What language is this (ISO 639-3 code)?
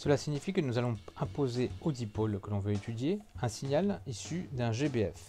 fra